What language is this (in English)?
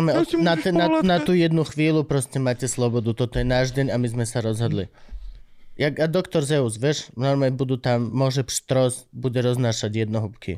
Slovak